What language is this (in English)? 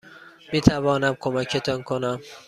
Persian